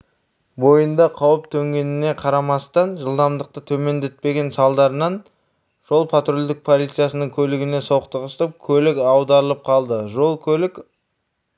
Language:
Kazakh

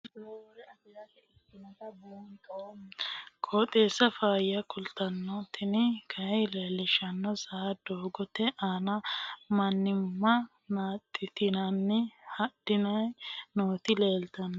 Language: Sidamo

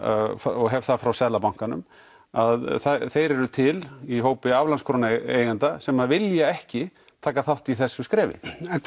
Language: Icelandic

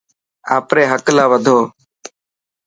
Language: Dhatki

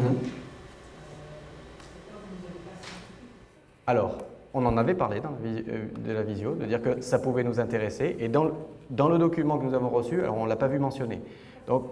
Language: French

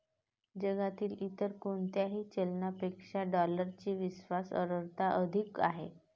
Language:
Marathi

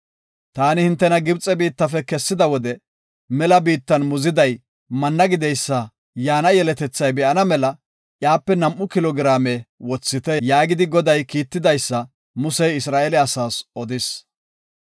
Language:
Gofa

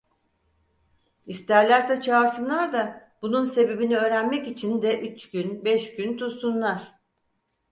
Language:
Turkish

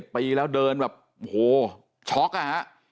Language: Thai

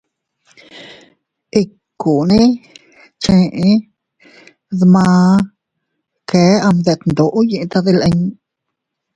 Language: Teutila Cuicatec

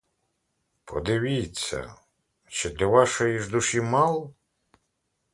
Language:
Ukrainian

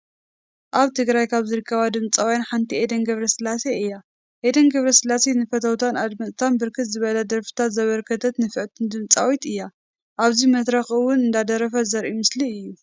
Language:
Tigrinya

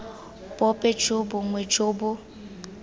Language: Tswana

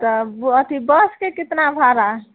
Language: Maithili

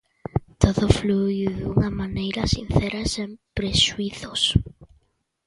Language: Galician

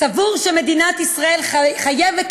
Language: Hebrew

